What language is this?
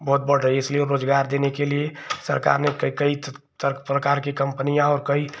Hindi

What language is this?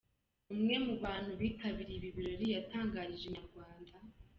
Kinyarwanda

